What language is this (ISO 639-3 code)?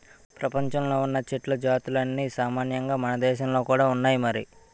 tel